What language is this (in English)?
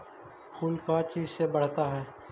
Magahi